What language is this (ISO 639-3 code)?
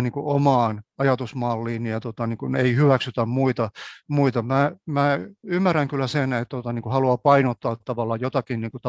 fin